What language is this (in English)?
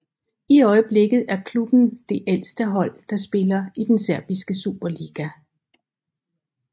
Danish